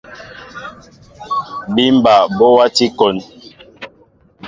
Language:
Mbo (Cameroon)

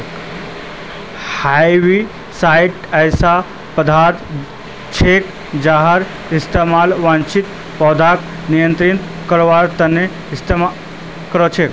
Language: Magahi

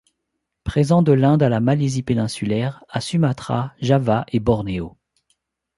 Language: French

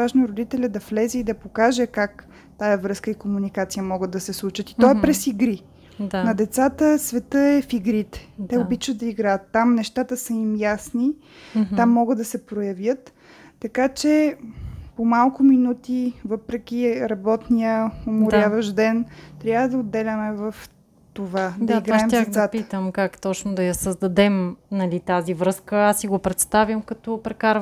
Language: Bulgarian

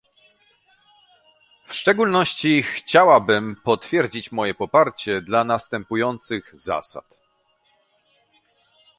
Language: Polish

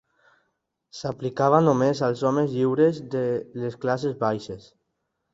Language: Catalan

